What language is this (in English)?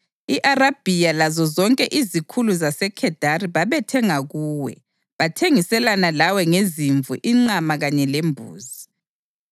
North Ndebele